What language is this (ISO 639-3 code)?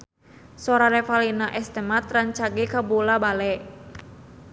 sun